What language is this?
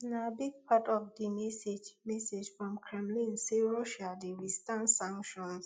Nigerian Pidgin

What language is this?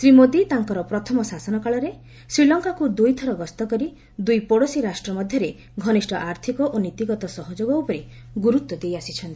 Odia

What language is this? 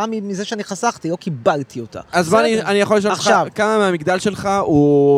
Hebrew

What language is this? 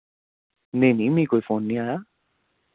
Dogri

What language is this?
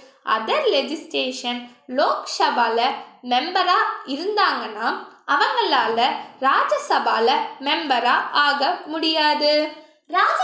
Tamil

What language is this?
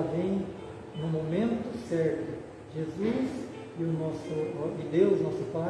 Portuguese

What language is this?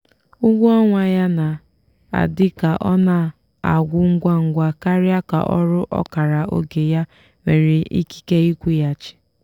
Igbo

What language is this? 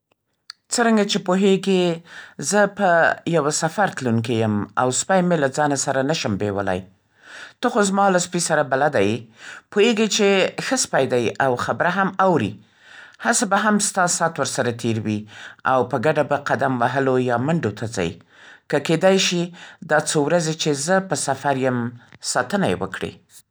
Central Pashto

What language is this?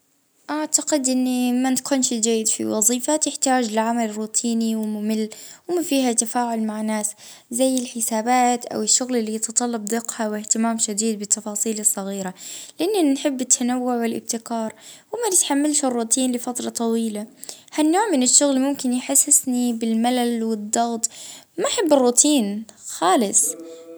Libyan Arabic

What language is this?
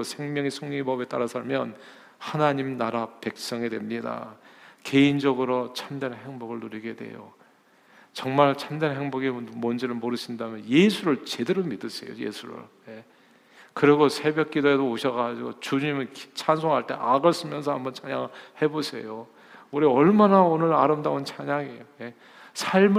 Korean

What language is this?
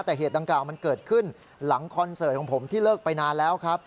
Thai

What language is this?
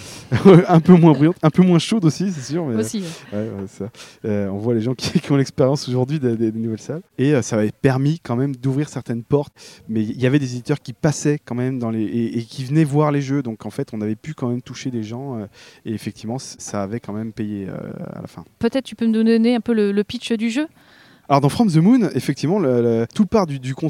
French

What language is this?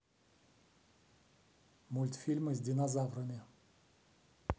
Russian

